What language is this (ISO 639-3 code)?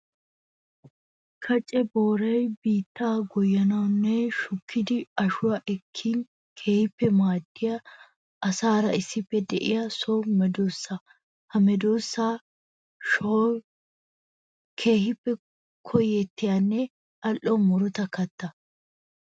wal